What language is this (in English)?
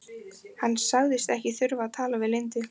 Icelandic